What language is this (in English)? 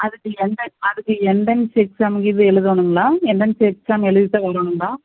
Tamil